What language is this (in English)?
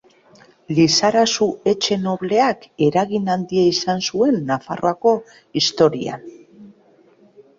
Basque